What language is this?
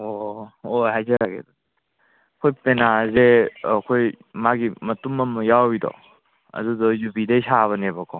Manipuri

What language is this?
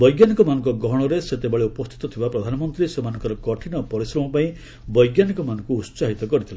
Odia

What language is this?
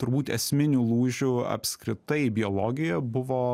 Lithuanian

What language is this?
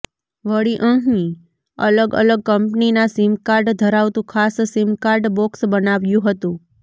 Gujarati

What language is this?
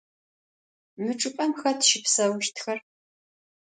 Adyghe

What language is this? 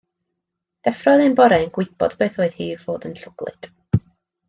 Welsh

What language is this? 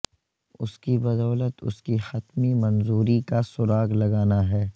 Urdu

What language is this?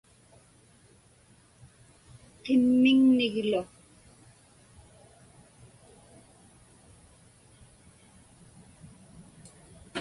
Inupiaq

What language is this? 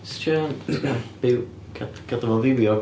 Welsh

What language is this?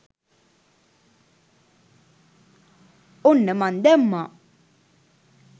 Sinhala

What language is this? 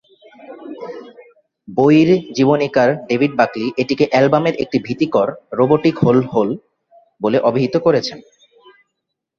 Bangla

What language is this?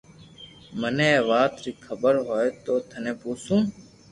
Loarki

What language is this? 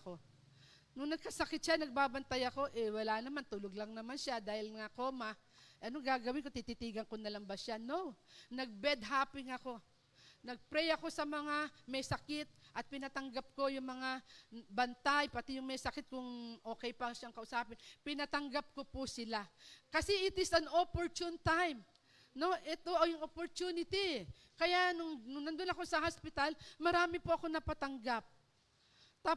Filipino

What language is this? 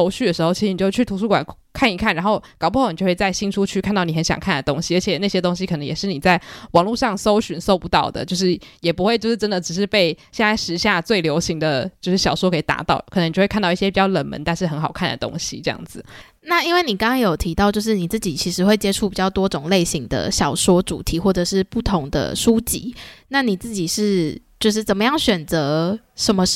Chinese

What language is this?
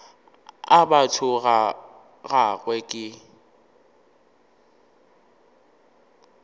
Northern Sotho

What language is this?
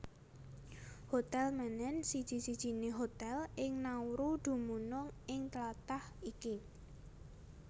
Javanese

